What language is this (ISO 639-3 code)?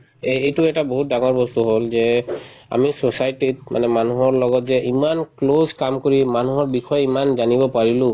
asm